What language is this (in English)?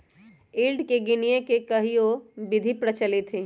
Magahi